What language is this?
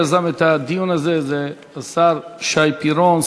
Hebrew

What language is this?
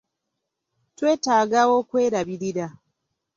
Ganda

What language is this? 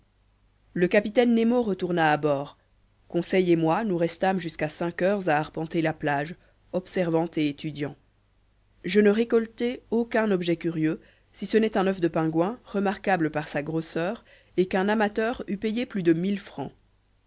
French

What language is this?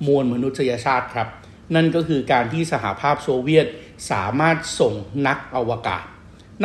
Thai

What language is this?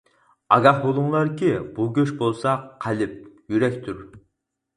Uyghur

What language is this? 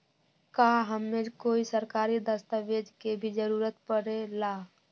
Magahi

